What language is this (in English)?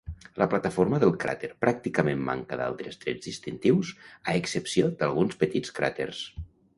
Catalan